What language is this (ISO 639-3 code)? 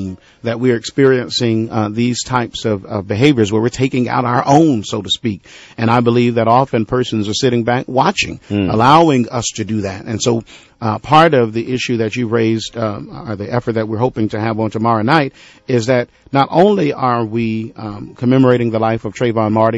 eng